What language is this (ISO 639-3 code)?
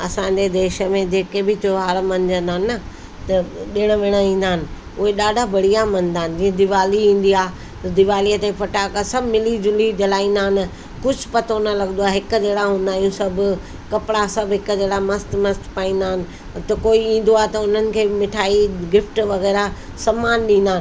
snd